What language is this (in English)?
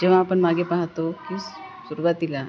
Marathi